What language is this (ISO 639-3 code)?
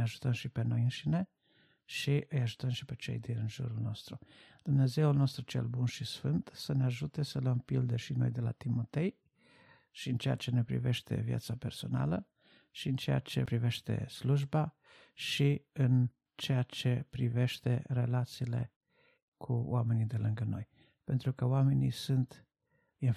ron